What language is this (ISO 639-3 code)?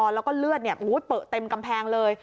tha